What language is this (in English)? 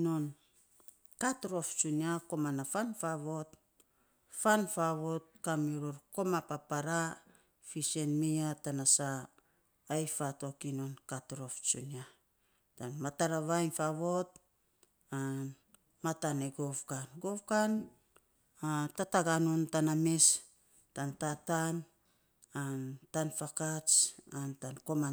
Saposa